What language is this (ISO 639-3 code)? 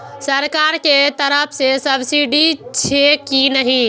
mai